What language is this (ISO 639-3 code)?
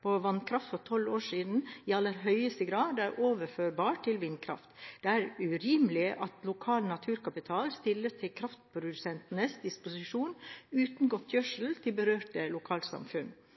nob